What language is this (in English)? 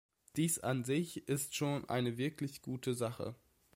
German